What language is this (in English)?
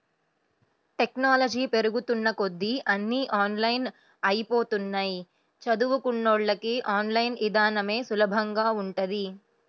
Telugu